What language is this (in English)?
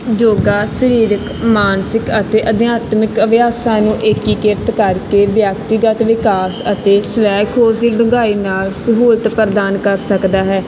Punjabi